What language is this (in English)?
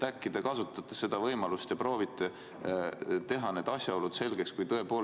Estonian